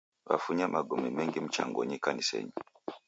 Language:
Taita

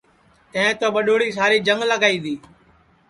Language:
Sansi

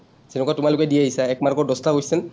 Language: Assamese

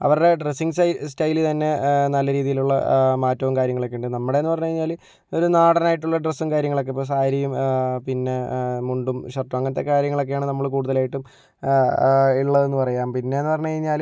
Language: Malayalam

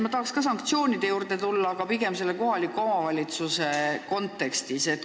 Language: Estonian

